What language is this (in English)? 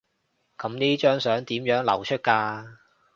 Cantonese